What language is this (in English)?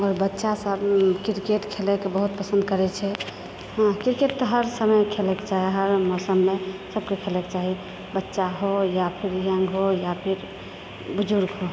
Maithili